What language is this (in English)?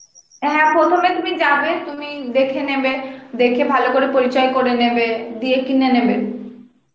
Bangla